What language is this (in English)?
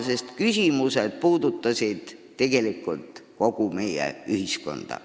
Estonian